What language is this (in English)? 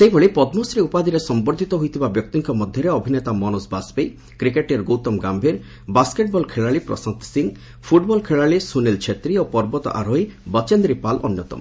Odia